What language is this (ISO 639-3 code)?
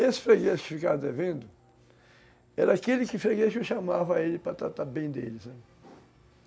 por